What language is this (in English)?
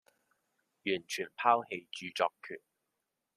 Chinese